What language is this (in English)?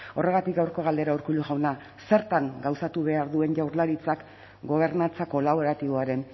Basque